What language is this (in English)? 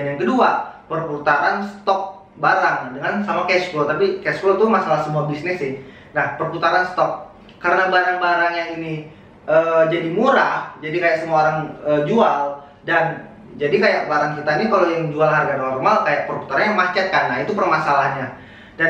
Indonesian